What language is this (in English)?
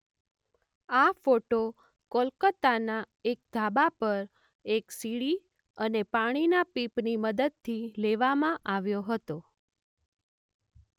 Gujarati